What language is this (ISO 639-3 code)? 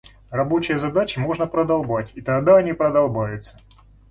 rus